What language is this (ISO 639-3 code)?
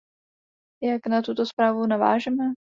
ces